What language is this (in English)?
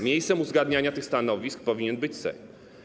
Polish